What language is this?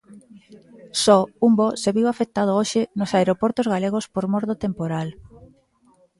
Galician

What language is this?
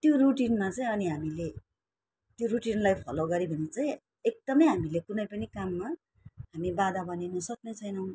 Nepali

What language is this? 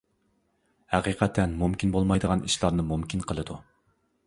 Uyghur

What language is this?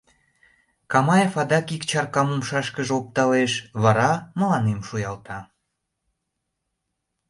Mari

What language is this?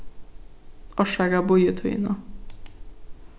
Faroese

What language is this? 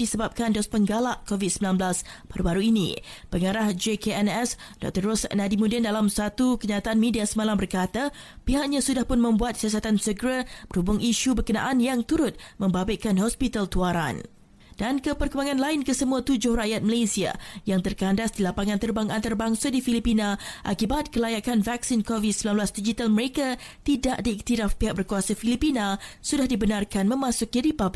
Malay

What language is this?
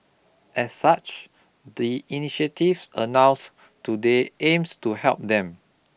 English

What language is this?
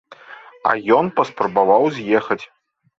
Belarusian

